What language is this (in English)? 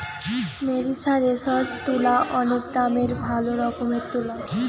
Bangla